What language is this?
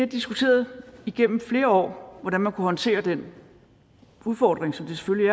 Danish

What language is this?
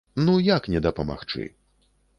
Belarusian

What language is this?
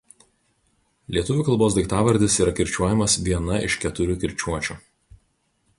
Lithuanian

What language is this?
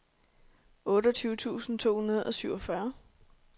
Danish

